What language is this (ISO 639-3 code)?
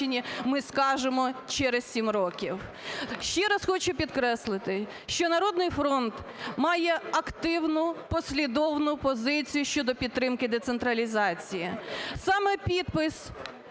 ukr